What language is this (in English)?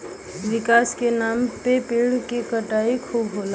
Bhojpuri